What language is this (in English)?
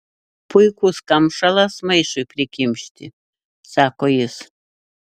Lithuanian